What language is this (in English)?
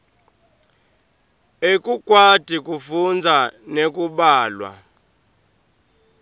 Swati